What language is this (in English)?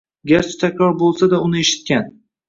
Uzbek